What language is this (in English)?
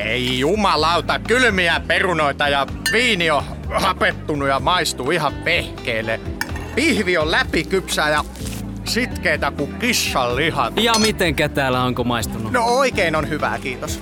Finnish